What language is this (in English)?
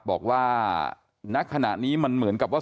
Thai